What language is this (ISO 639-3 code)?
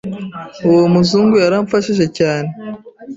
kin